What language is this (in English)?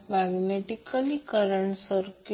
Marathi